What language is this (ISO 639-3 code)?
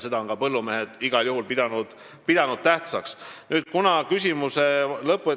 est